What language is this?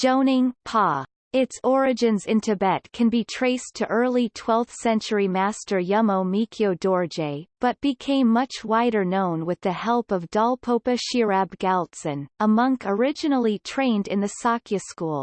English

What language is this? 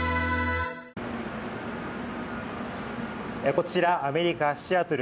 Japanese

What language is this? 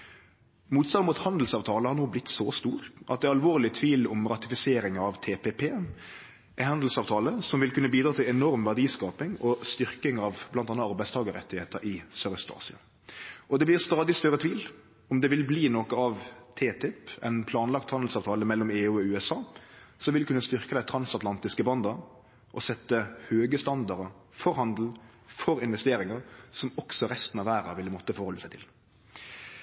Norwegian Nynorsk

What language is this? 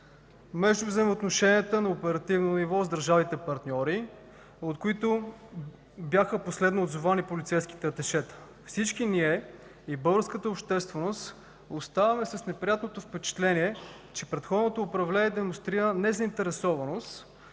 Bulgarian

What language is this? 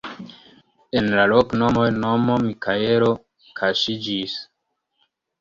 Esperanto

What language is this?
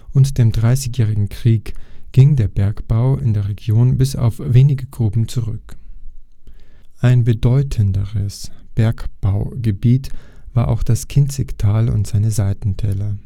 German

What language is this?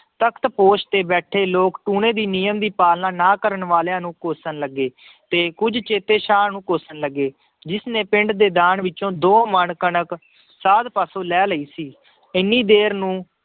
Punjabi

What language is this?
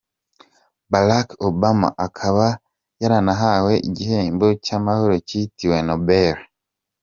Kinyarwanda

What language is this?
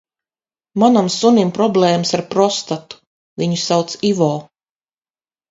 Latvian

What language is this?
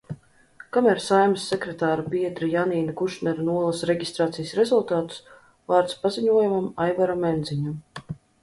Latvian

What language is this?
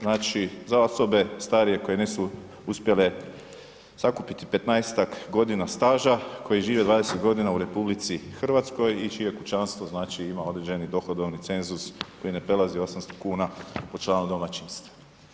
Croatian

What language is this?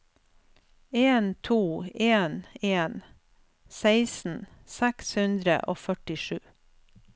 Norwegian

